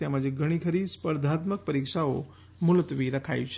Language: Gujarati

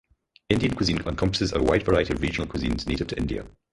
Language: English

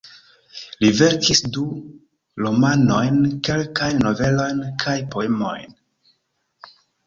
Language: Esperanto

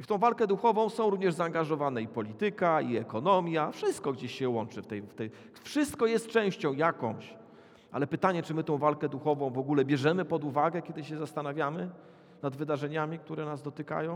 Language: Polish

